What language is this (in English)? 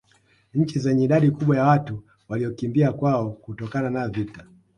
Swahili